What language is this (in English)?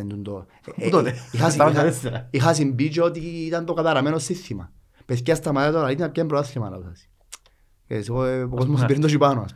Greek